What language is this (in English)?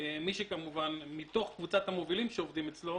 Hebrew